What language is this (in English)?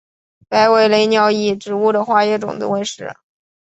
Chinese